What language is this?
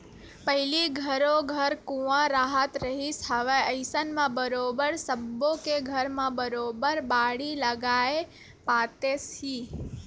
Chhattisgarhi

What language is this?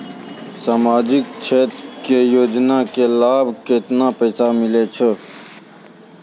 Maithili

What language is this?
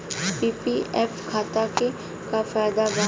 Bhojpuri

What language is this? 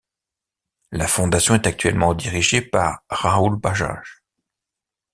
French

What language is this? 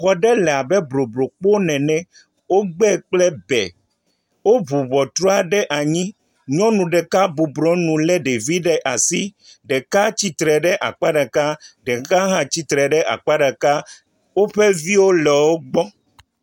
Ewe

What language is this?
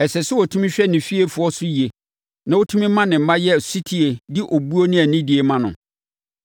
Akan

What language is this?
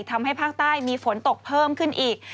Thai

